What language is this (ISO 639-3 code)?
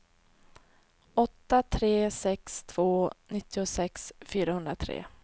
swe